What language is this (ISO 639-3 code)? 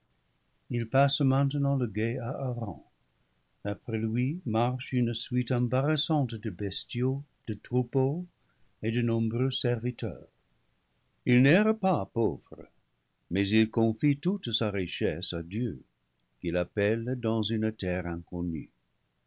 fra